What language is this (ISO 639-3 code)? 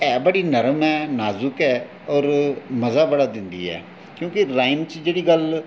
doi